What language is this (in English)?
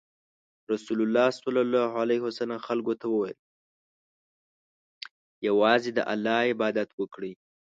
Pashto